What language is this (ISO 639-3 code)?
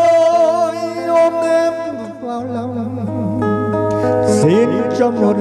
vie